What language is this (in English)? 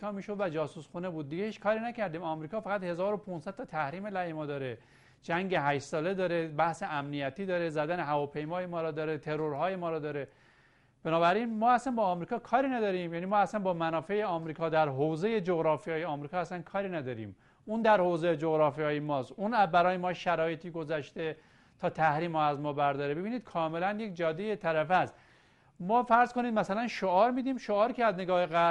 Persian